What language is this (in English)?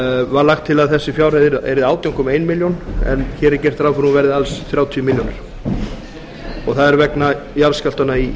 Icelandic